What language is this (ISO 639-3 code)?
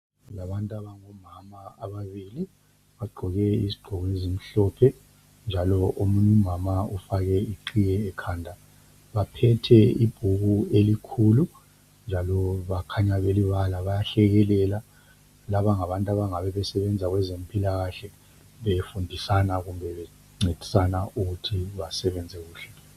nde